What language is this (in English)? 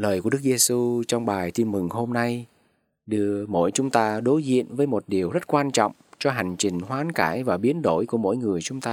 Vietnamese